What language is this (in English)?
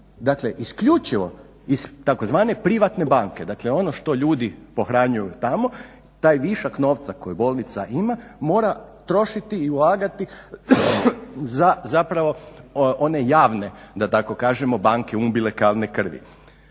Croatian